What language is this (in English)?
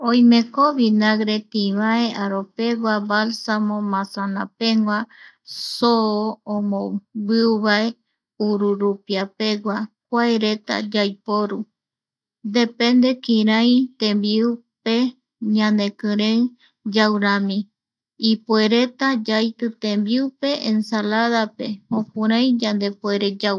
Eastern Bolivian Guaraní